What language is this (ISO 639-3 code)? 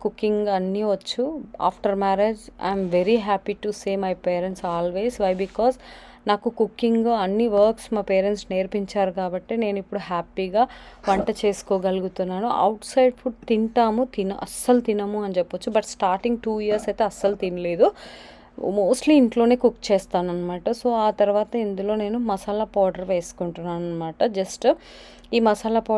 tel